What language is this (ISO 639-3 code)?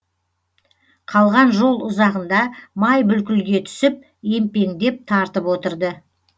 kaz